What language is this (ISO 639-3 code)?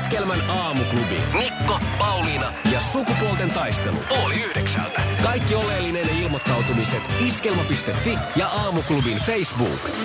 fin